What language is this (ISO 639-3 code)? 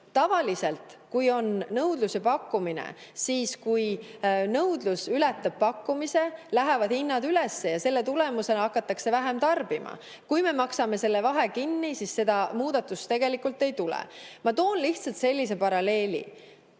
est